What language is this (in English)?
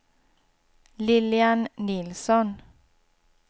Swedish